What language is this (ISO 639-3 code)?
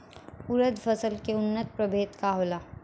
bho